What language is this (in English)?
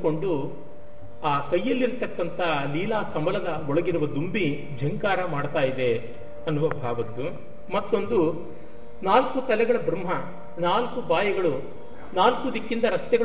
Kannada